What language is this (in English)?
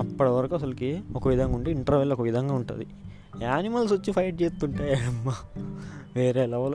Telugu